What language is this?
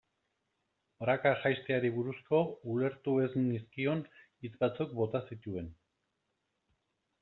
Basque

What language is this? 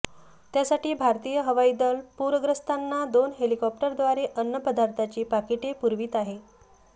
Marathi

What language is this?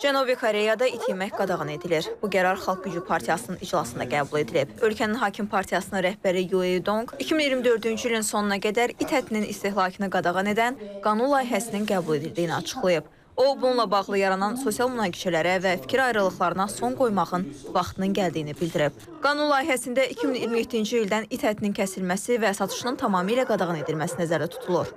Turkish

